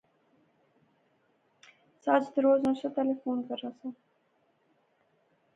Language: Pahari-Potwari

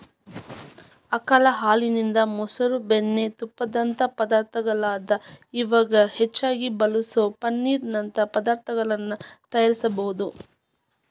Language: Kannada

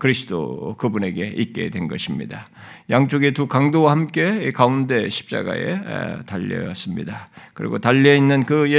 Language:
Korean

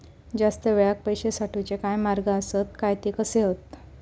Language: Marathi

